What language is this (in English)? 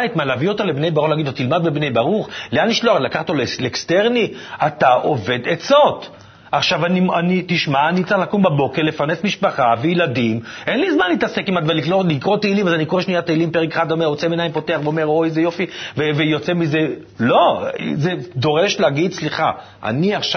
Hebrew